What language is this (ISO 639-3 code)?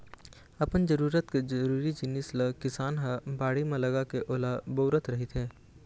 hne